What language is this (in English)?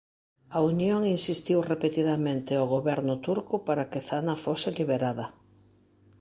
Galician